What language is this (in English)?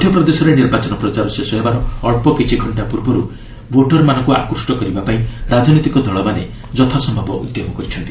Odia